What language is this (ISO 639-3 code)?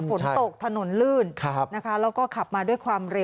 tha